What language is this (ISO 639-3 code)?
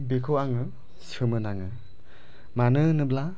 brx